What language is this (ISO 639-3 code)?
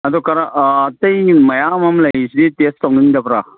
mni